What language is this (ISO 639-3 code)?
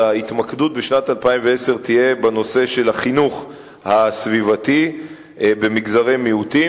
heb